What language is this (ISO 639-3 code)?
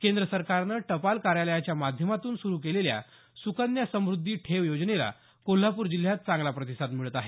mar